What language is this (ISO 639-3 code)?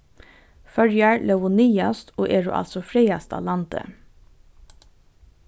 fao